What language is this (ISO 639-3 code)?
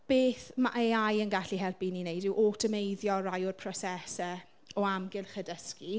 cym